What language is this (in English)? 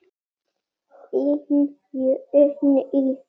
Icelandic